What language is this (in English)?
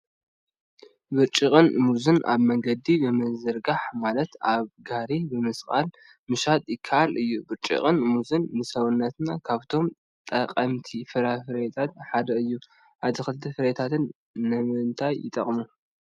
Tigrinya